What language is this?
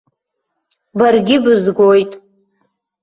Abkhazian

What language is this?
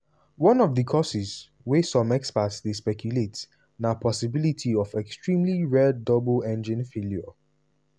Nigerian Pidgin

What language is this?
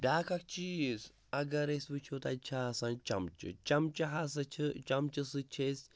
Kashmiri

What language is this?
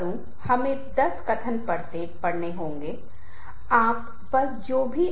Hindi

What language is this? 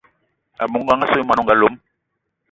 Eton (Cameroon)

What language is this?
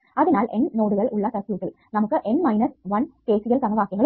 Malayalam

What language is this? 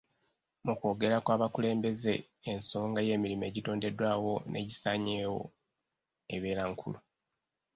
Ganda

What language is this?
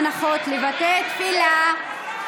Hebrew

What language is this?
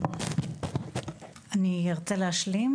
Hebrew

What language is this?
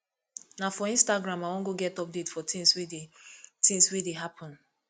Nigerian Pidgin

